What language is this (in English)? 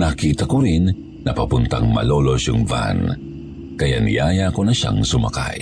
Filipino